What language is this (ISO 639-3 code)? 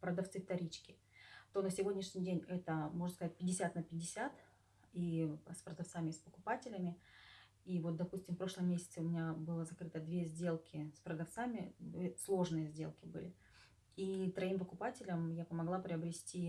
rus